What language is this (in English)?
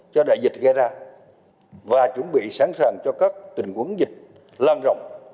Vietnamese